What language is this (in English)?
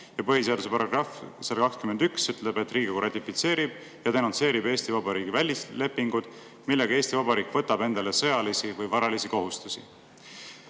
Estonian